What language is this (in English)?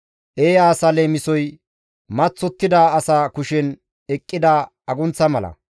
Gamo